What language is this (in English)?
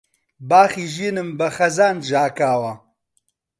Central Kurdish